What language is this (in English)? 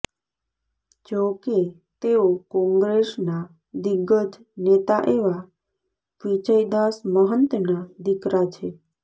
Gujarati